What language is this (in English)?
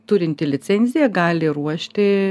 Lithuanian